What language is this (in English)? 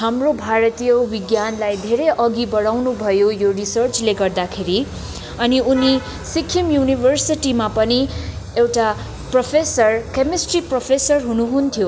Nepali